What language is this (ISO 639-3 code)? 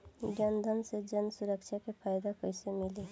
bho